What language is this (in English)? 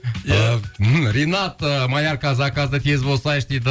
Kazakh